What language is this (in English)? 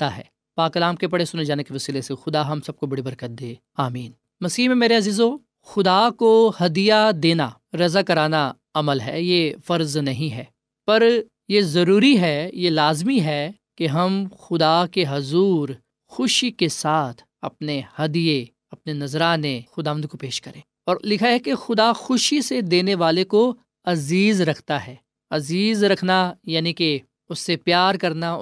Urdu